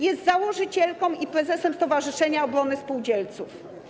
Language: Polish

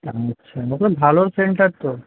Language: Bangla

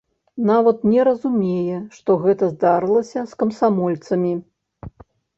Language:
Belarusian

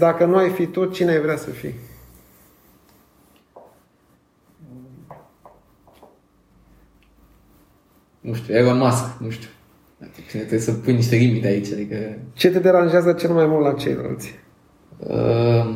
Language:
Romanian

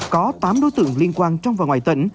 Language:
Vietnamese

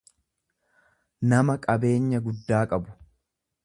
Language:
Oromo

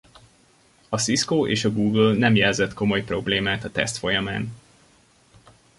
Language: Hungarian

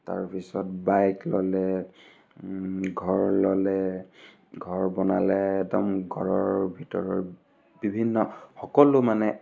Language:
Assamese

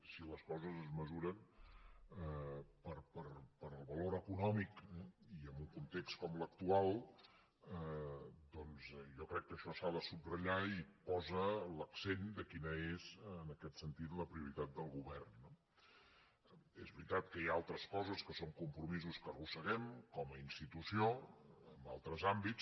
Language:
Catalan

